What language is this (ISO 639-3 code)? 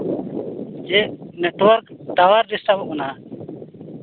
sat